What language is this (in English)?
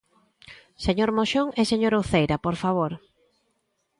Galician